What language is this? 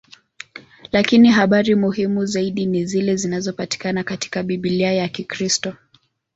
Swahili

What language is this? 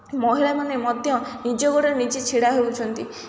Odia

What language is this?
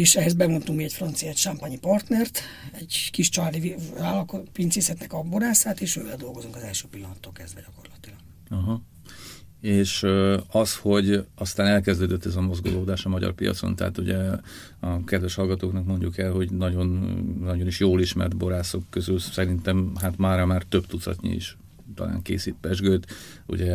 Hungarian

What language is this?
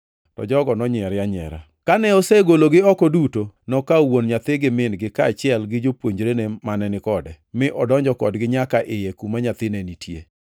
Luo (Kenya and Tanzania)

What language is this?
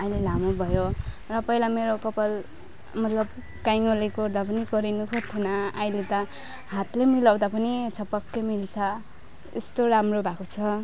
Nepali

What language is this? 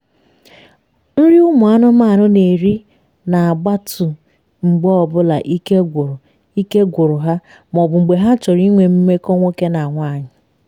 Igbo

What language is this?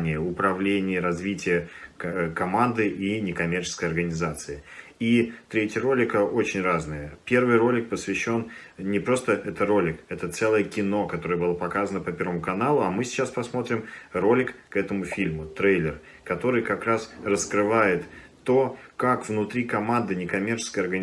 Russian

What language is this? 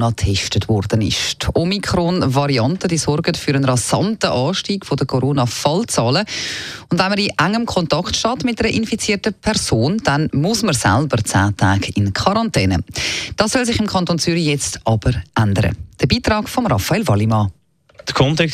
German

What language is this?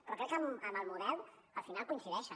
Catalan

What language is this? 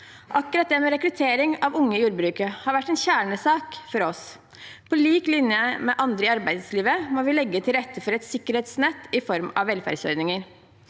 Norwegian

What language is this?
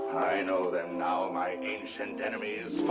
English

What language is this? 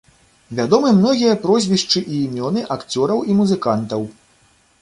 Belarusian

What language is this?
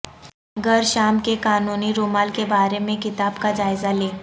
Urdu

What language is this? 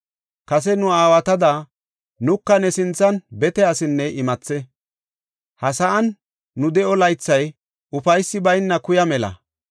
Gofa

